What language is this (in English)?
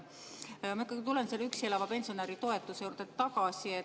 Estonian